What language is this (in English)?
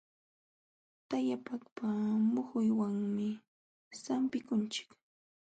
Jauja Wanca Quechua